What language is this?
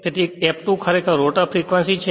Gujarati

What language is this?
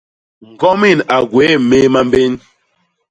Basaa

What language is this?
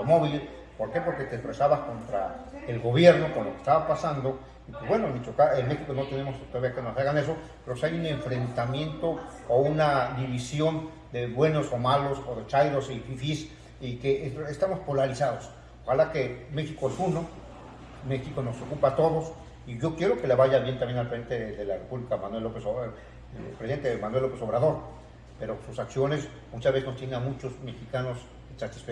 Spanish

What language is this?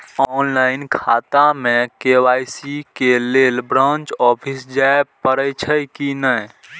Maithili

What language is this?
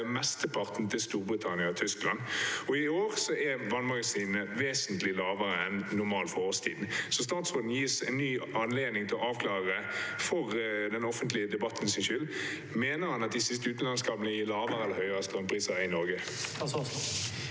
Norwegian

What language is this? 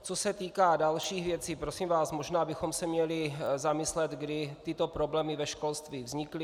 Czech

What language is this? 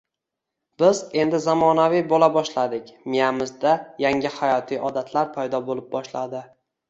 Uzbek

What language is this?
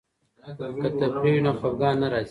Pashto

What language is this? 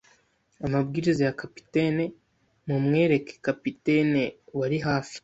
Kinyarwanda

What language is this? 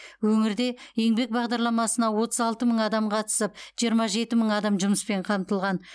Kazakh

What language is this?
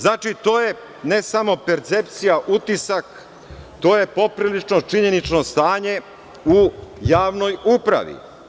Serbian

